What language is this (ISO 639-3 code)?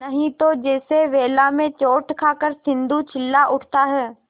hin